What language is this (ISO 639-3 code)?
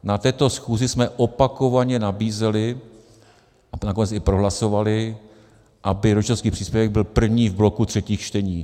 ces